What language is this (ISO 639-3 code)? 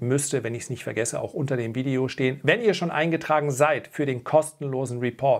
deu